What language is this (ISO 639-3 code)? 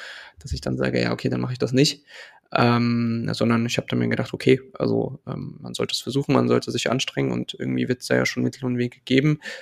deu